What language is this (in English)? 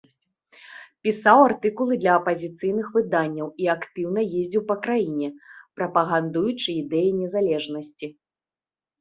Belarusian